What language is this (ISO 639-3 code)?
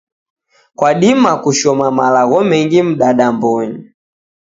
dav